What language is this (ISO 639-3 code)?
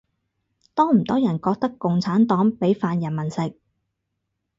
yue